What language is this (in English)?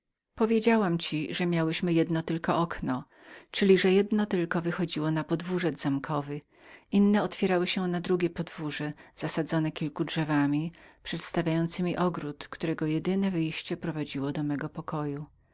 Polish